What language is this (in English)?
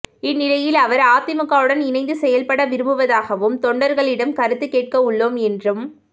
Tamil